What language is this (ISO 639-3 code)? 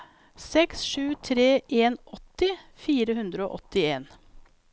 nor